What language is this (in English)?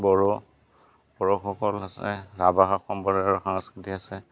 Assamese